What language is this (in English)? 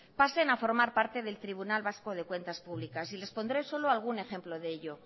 Spanish